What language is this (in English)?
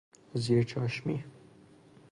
Persian